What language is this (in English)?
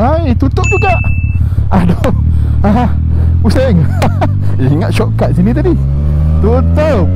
Malay